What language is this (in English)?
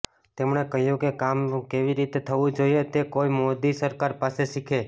Gujarati